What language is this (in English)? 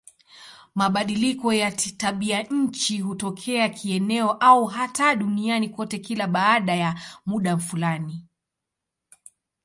Swahili